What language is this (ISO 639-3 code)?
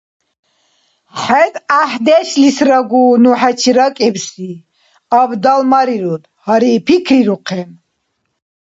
dar